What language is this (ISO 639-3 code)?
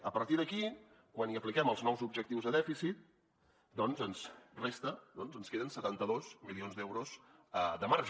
cat